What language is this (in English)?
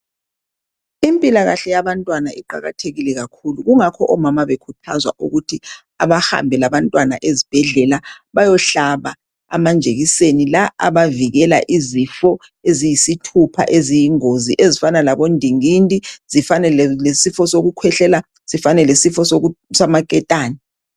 North Ndebele